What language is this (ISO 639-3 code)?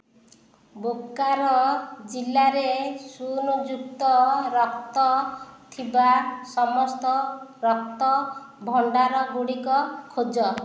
ori